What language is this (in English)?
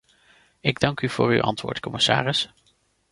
Dutch